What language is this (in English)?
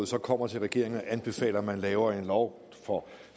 Danish